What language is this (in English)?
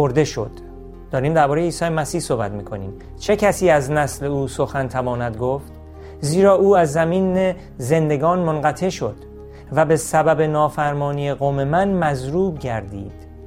Persian